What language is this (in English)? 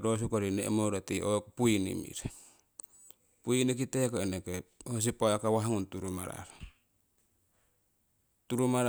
Siwai